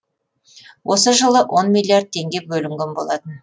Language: Kazakh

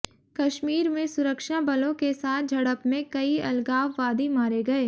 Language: Hindi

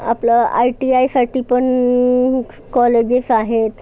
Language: Marathi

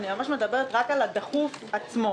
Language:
Hebrew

